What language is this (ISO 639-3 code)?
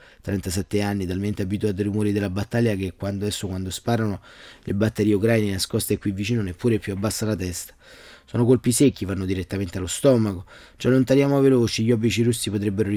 ita